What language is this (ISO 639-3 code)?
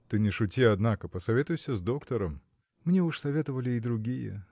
rus